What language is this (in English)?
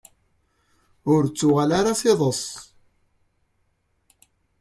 Kabyle